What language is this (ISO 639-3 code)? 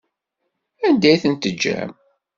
kab